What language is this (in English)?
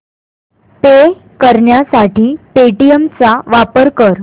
Marathi